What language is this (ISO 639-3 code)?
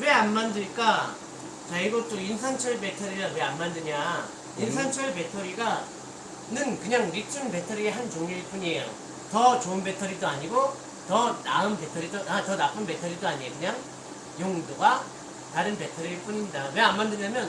kor